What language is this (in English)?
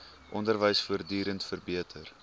Afrikaans